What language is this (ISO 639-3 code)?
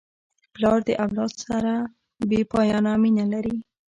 pus